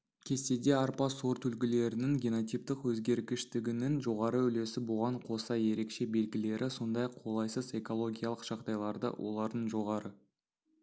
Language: Kazakh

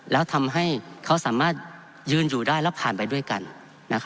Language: Thai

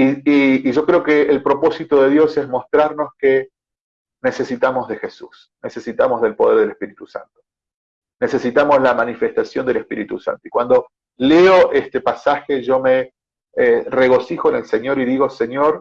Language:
Spanish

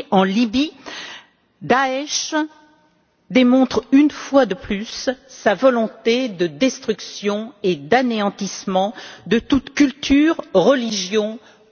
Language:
French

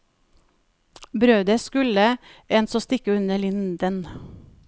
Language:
Norwegian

